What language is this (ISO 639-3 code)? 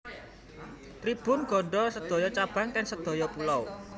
jav